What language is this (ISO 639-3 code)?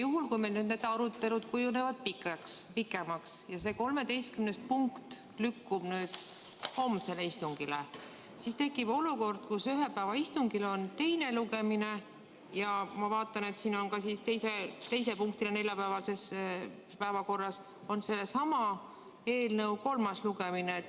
est